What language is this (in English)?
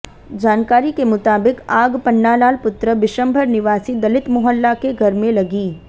Hindi